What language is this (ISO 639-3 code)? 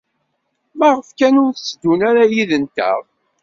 kab